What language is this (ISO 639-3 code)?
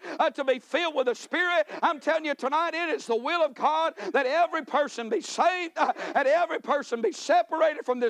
eng